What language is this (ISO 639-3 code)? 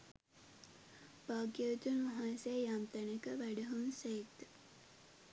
sin